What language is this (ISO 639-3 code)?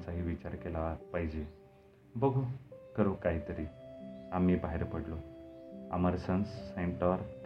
mar